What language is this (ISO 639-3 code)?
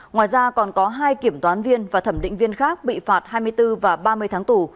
vie